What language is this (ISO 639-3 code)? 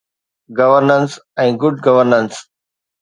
snd